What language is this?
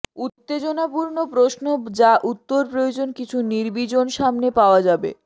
Bangla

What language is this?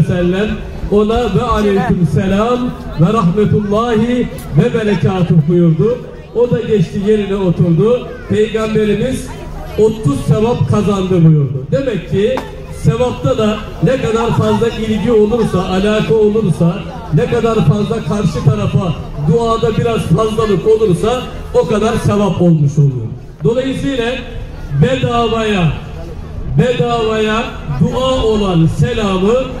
Turkish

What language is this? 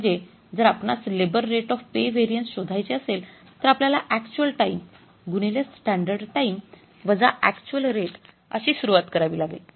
Marathi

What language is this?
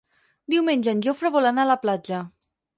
Catalan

